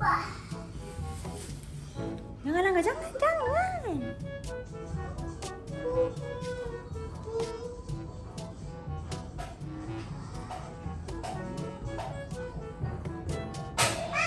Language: Malay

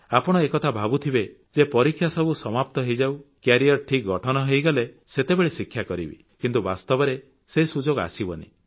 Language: Odia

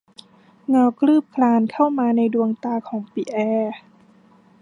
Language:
Thai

